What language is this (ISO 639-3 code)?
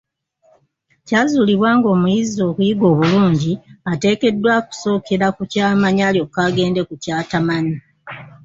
lug